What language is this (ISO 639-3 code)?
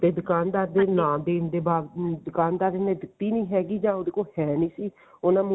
pan